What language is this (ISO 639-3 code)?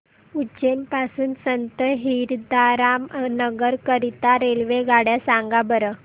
mar